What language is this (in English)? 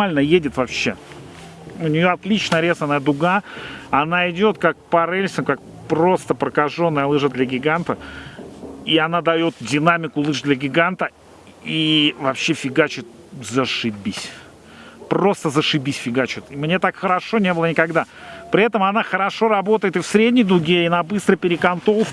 Russian